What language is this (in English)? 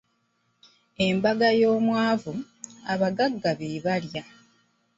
Ganda